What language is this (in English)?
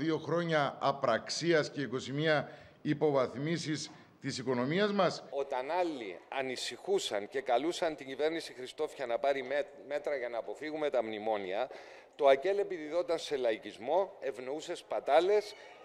Greek